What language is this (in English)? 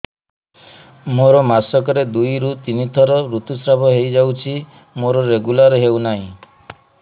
Odia